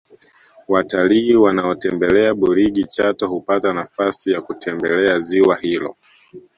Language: Swahili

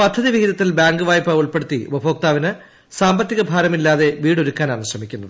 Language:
Malayalam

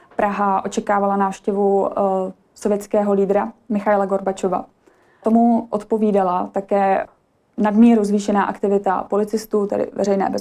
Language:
Czech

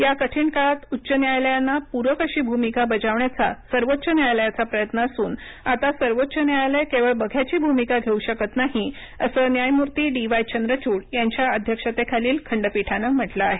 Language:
Marathi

